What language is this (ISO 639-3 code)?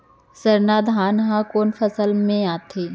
hne